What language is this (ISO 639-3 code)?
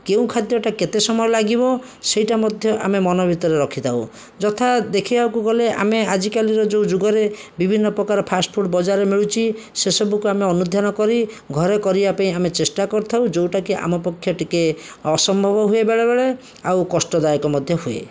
ori